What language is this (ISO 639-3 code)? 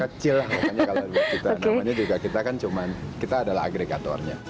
ind